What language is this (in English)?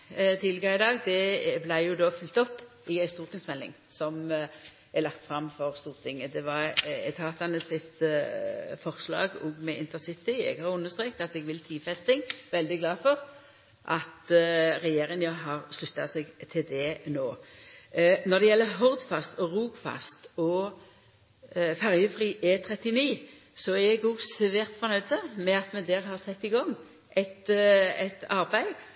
Norwegian Nynorsk